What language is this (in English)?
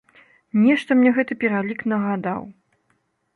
Belarusian